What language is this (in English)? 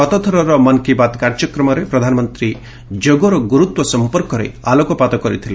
Odia